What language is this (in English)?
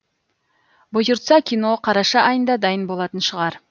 Kazakh